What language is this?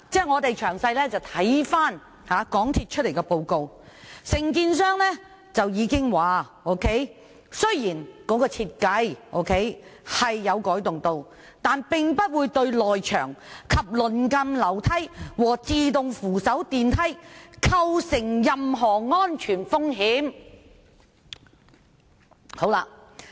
Cantonese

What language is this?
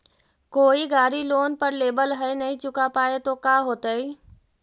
Magahi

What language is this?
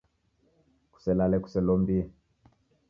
Taita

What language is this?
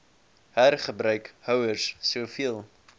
Afrikaans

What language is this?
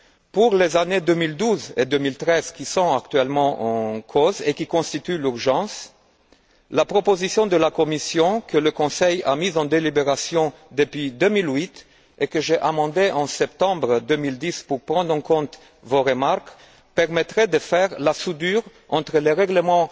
French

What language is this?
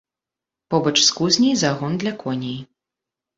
Belarusian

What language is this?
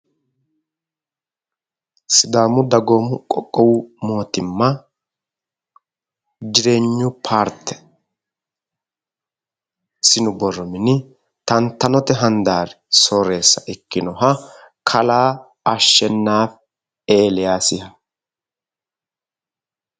Sidamo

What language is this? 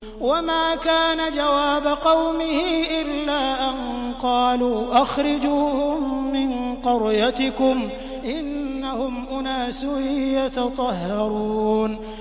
Arabic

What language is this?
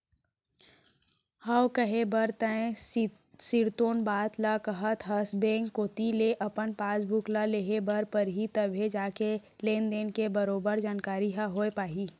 Chhattisgarhi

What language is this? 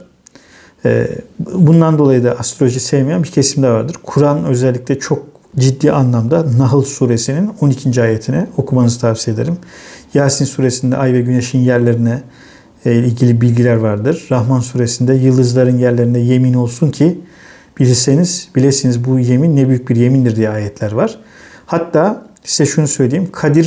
Turkish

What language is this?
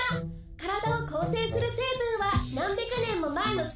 Japanese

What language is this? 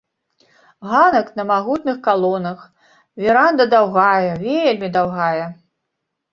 Belarusian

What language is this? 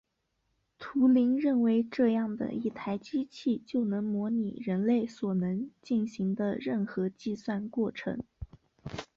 Chinese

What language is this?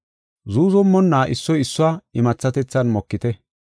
Gofa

